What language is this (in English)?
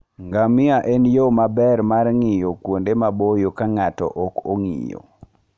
Luo (Kenya and Tanzania)